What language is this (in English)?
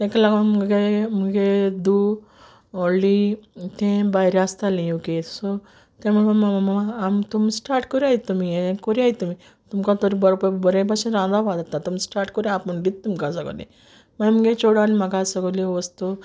Konkani